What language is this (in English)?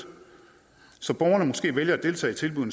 Danish